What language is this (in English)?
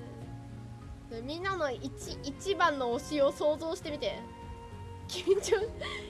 Japanese